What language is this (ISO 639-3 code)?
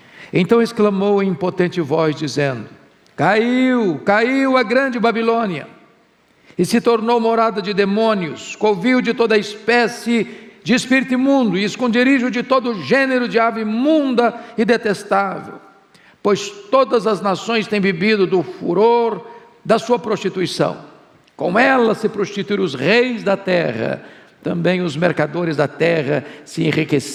por